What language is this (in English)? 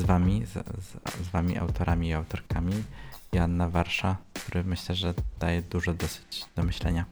Polish